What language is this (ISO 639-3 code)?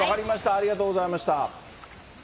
jpn